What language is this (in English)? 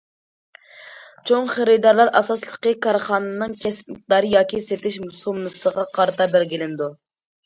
Uyghur